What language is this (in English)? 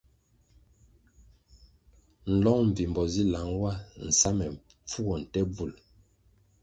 Kwasio